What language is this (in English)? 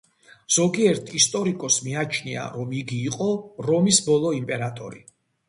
Georgian